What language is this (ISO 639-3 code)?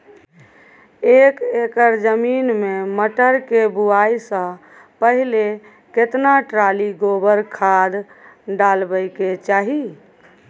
mai